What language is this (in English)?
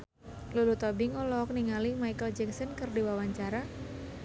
Sundanese